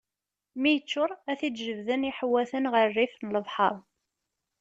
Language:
Kabyle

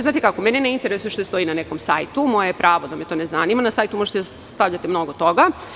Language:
Serbian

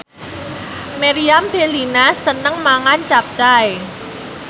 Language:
Javanese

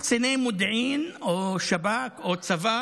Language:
Hebrew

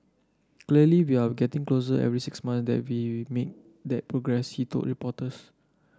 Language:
English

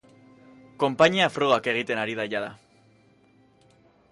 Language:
Basque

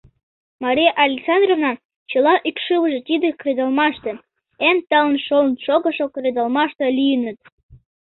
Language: Mari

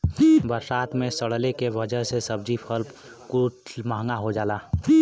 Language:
Bhojpuri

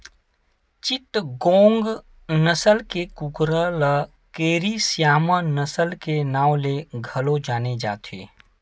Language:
Chhattisgarhi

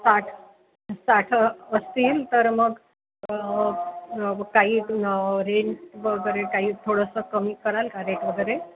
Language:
Marathi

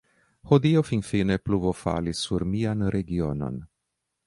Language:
Esperanto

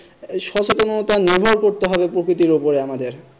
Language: Bangla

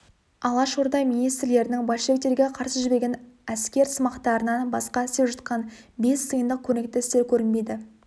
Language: Kazakh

